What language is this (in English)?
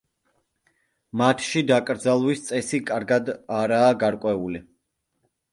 Georgian